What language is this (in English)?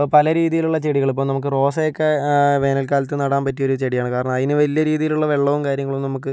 Malayalam